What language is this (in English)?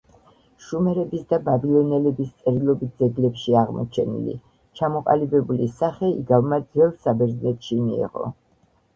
Georgian